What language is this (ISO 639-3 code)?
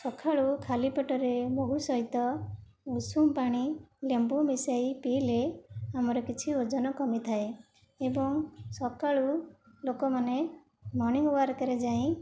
ori